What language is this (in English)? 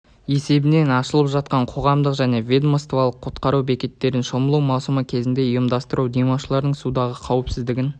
Kazakh